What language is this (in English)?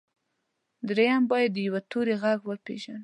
Pashto